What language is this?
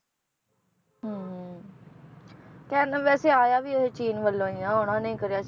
Punjabi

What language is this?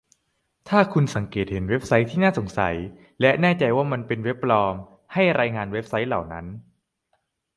Thai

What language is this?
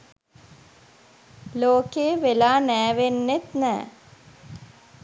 Sinhala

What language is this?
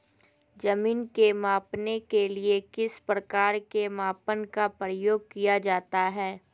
Magahi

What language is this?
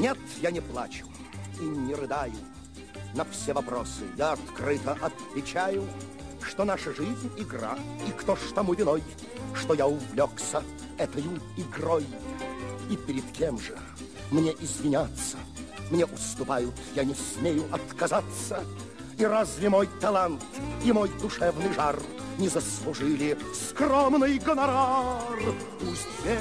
Bulgarian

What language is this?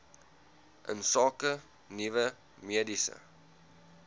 Afrikaans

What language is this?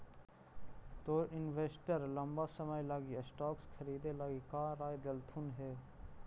Magahi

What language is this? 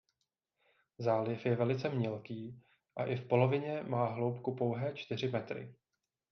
Czech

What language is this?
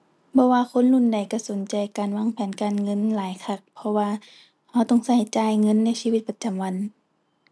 Thai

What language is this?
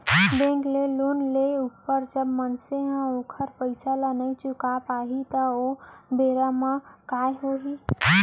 Chhattisgarhi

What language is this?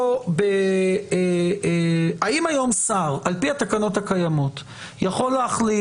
Hebrew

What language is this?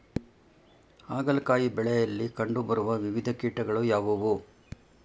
Kannada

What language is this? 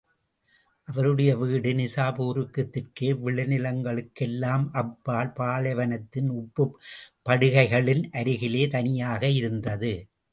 Tamil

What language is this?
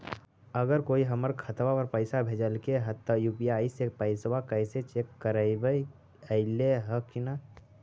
Magahi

